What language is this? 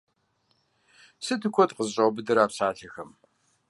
Kabardian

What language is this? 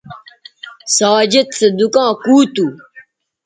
Bateri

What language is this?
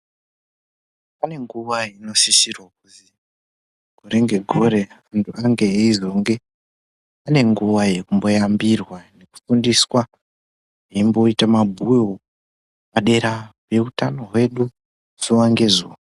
Ndau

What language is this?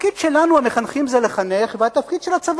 Hebrew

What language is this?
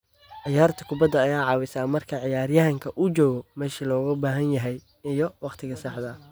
Somali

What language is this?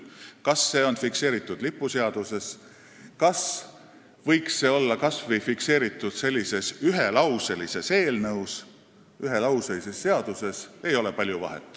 Estonian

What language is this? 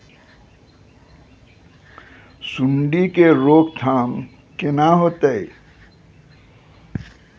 Maithili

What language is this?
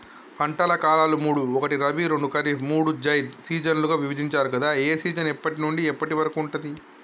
Telugu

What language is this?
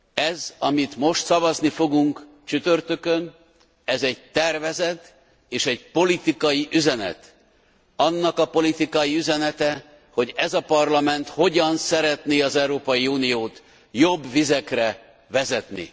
Hungarian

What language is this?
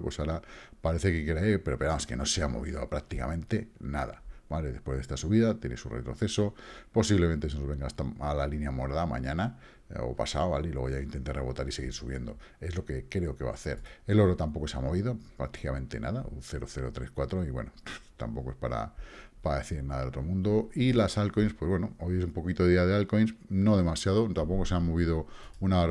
Spanish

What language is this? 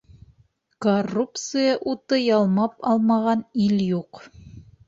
Bashkir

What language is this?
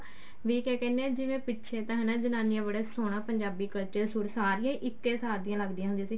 Punjabi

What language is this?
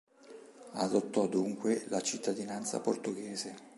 Italian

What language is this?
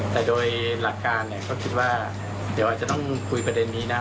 Thai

